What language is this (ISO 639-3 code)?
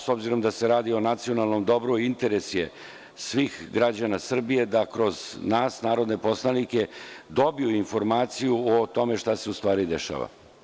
srp